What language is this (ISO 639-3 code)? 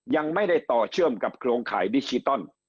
tha